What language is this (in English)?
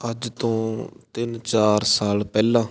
Punjabi